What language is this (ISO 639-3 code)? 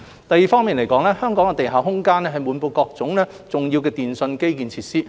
yue